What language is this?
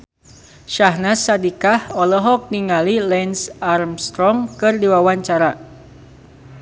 Sundanese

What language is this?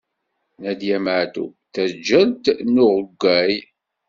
Kabyle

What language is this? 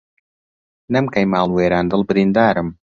Central Kurdish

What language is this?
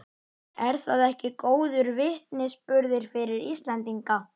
Icelandic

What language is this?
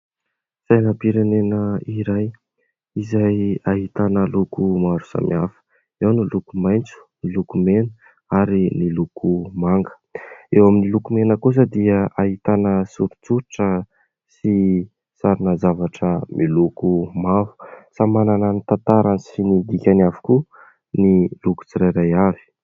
Malagasy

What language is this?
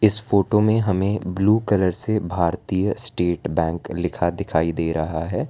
Hindi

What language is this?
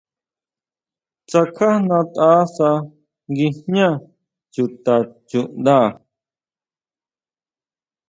Huautla Mazatec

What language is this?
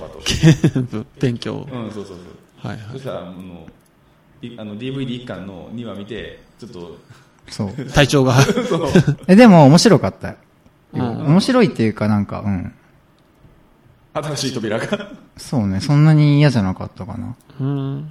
Japanese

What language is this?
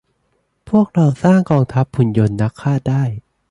Thai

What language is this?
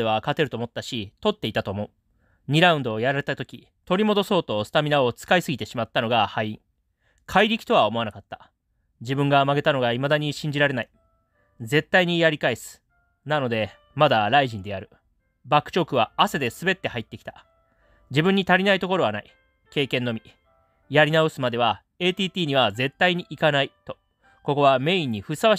Japanese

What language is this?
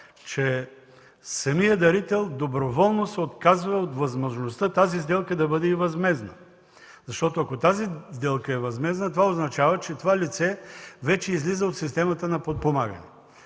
Bulgarian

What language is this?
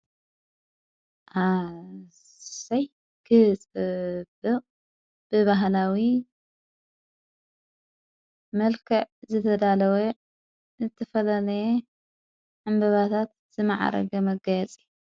Tigrinya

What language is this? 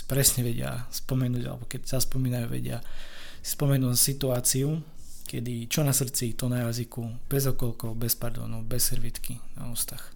Slovak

